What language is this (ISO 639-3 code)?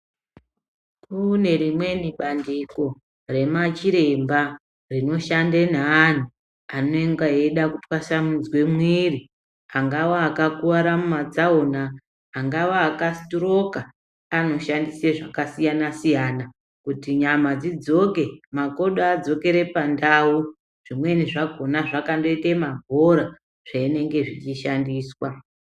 ndc